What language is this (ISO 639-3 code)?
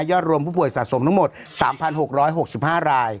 tha